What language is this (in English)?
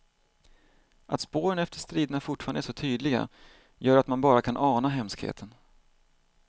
Swedish